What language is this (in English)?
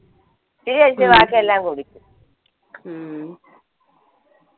Malayalam